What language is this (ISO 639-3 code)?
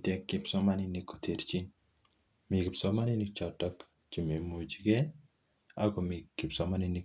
kln